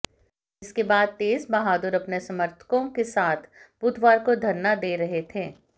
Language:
Hindi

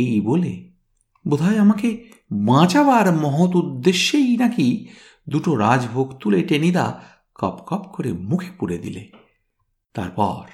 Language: Bangla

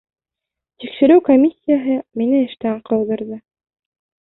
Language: Bashkir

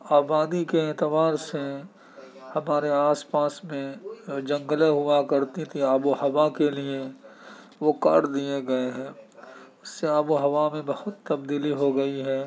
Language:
Urdu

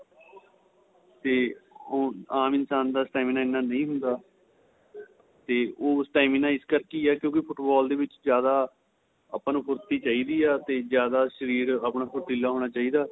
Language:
Punjabi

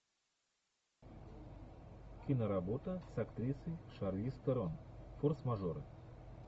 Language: Russian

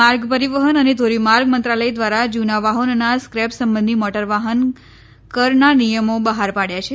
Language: Gujarati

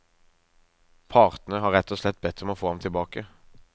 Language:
Norwegian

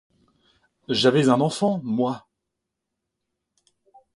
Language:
French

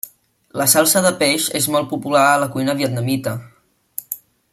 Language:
Catalan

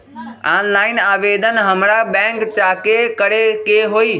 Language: Magahi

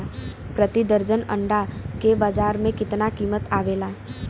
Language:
Bhojpuri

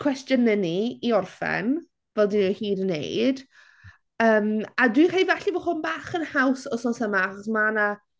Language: Welsh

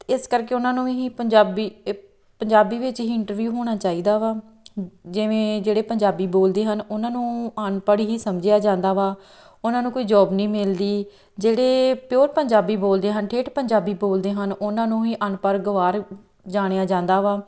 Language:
Punjabi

